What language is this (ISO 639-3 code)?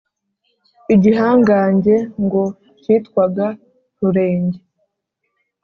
kin